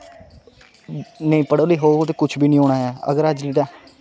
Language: Dogri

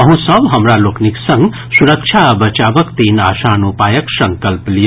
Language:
Maithili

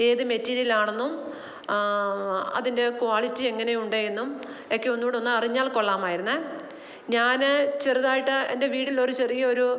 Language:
Malayalam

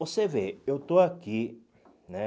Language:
Portuguese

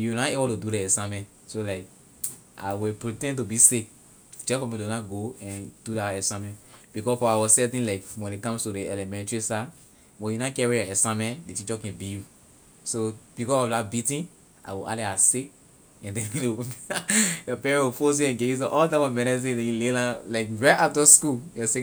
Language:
Liberian English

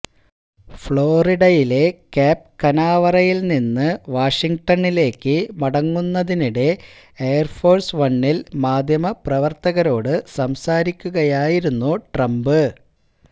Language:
Malayalam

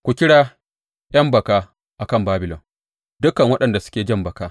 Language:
Hausa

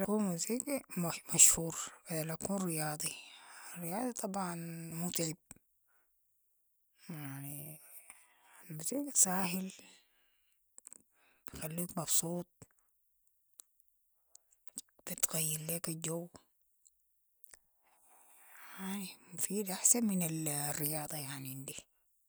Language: Sudanese Arabic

